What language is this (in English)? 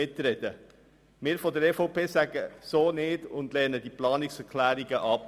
Swiss German